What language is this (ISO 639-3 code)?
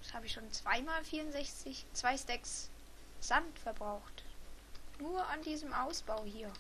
deu